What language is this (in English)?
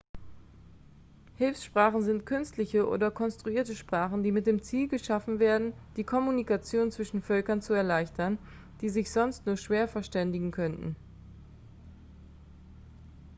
German